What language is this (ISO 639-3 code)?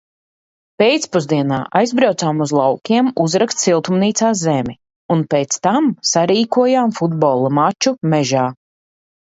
lav